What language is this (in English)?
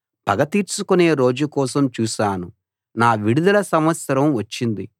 Telugu